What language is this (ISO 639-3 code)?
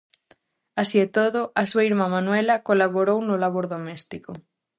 glg